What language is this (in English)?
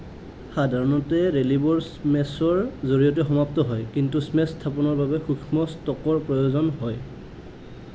Assamese